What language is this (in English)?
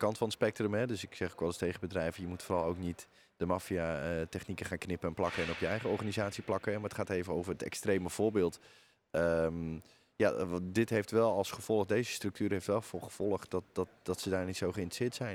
Dutch